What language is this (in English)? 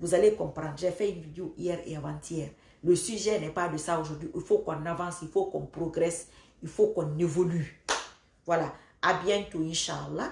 French